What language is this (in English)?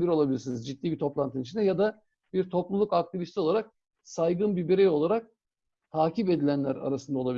Turkish